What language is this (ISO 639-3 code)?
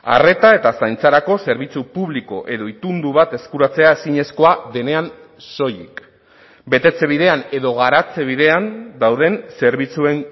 eus